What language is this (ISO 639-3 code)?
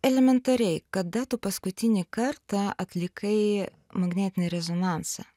lit